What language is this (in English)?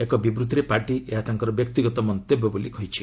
Odia